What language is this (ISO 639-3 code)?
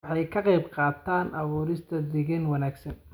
som